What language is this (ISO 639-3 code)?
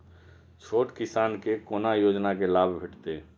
mai